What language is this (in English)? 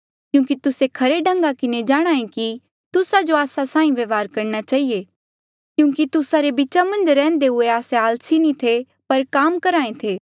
Mandeali